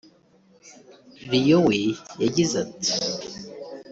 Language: Kinyarwanda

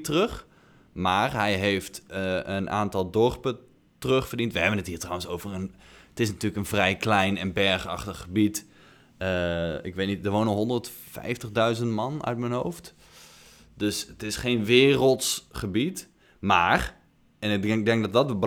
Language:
Dutch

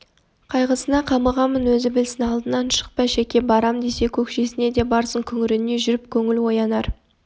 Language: Kazakh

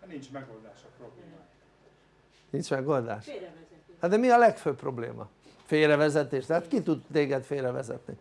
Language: Hungarian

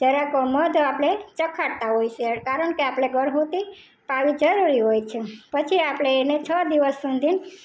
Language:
Gujarati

